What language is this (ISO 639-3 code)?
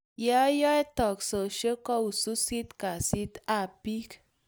kln